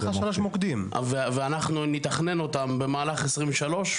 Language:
Hebrew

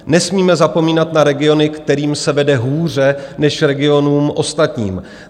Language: Czech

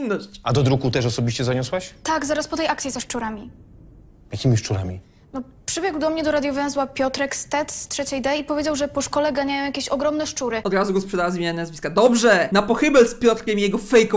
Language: Polish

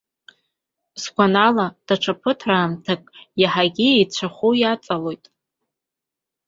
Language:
Abkhazian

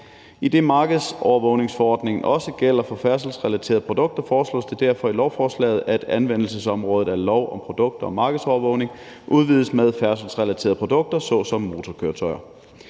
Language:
Danish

